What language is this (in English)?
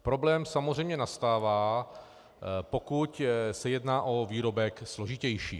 Czech